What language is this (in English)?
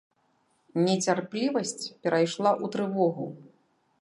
Belarusian